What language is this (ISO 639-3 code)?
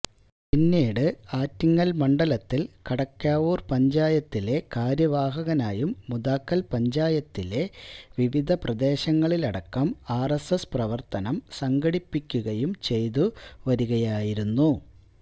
mal